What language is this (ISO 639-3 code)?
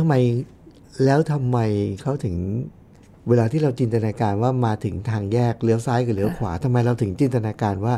tha